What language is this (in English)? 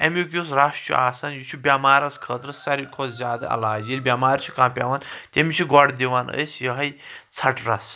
Kashmiri